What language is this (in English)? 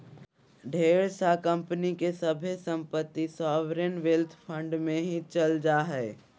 Magahi